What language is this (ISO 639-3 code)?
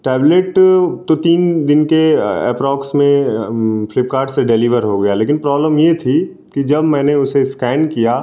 hin